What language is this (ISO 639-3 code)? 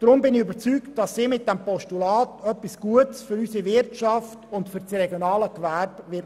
gsw